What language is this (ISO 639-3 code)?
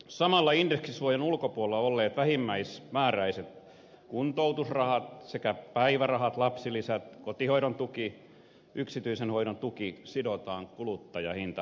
fin